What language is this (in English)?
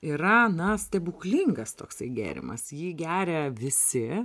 Lithuanian